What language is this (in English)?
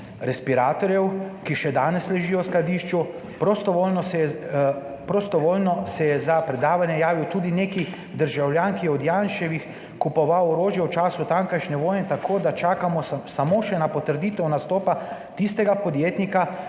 Slovenian